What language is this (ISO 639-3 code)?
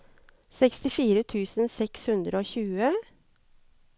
nor